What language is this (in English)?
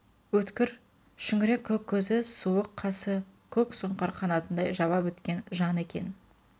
Kazakh